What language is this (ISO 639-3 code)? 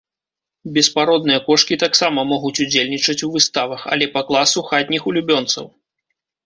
bel